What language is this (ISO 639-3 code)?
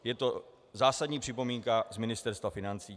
ces